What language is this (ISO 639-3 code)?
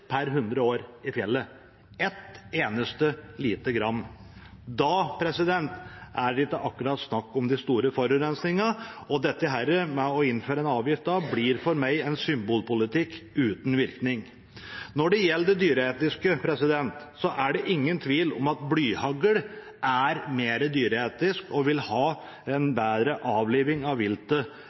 nob